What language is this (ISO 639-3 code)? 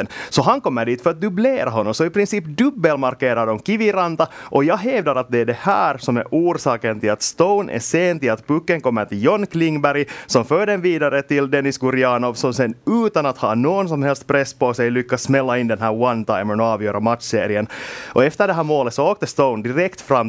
swe